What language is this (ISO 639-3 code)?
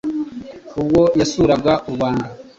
kin